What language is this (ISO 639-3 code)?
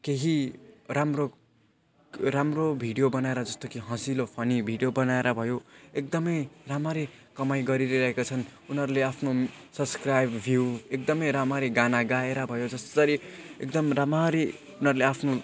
nep